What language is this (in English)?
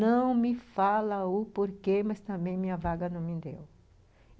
Portuguese